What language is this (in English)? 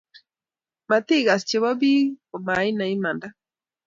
Kalenjin